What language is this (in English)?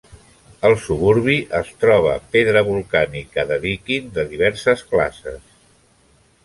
Catalan